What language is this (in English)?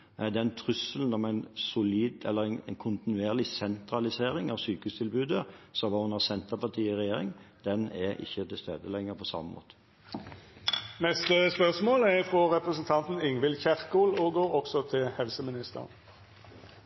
Norwegian